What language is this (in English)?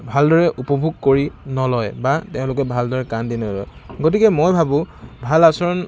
Assamese